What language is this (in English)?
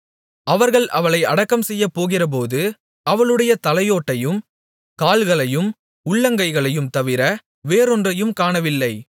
Tamil